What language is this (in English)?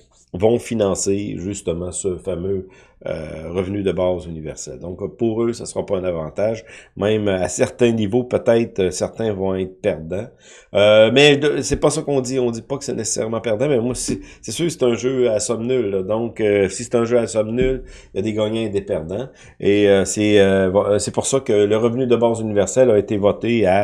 French